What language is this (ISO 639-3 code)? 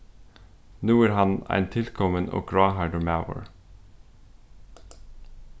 fao